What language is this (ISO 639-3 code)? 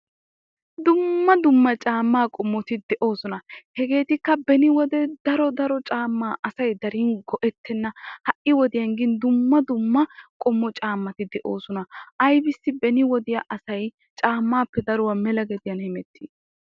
wal